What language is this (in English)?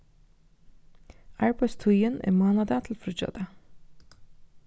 Faroese